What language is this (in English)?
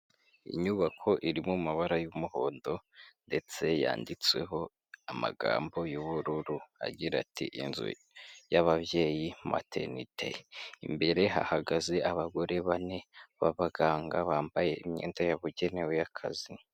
Kinyarwanda